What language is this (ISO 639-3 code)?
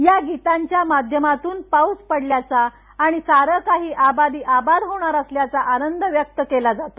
mar